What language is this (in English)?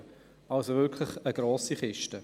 Swiss German